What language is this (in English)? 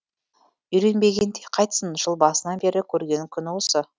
Kazakh